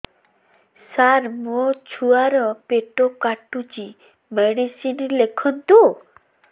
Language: Odia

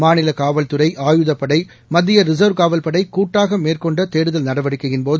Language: Tamil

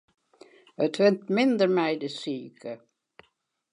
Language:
Western Frisian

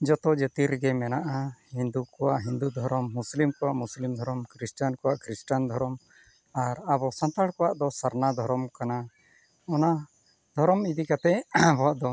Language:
Santali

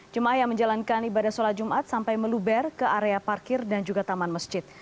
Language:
Indonesian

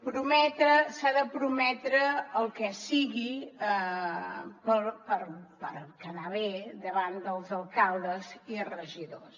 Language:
Catalan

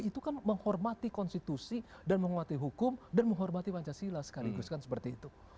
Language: Indonesian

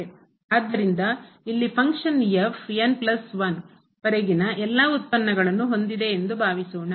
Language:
Kannada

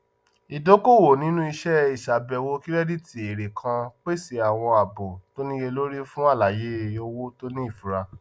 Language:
Yoruba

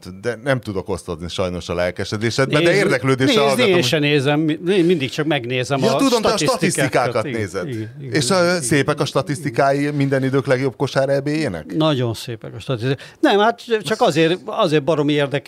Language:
Hungarian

